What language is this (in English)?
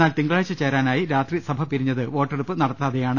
Malayalam